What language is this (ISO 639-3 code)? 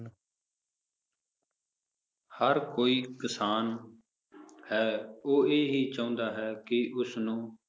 pan